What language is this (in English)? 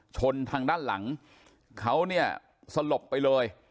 Thai